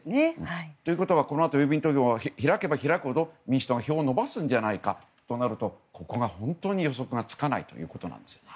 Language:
Japanese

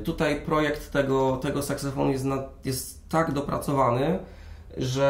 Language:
Polish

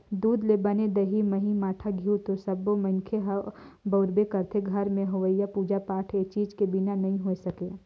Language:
Chhattisgarhi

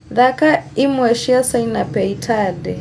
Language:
Kikuyu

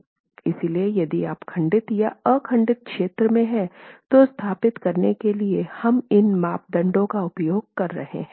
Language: Hindi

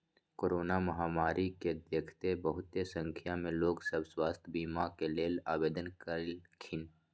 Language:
Magahi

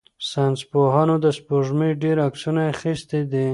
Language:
Pashto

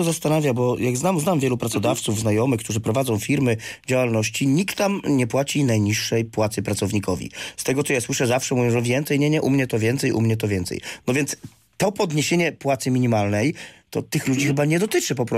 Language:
Polish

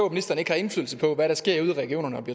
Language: Danish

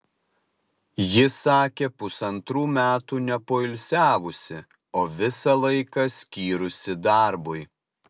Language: Lithuanian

